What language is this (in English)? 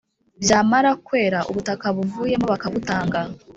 Kinyarwanda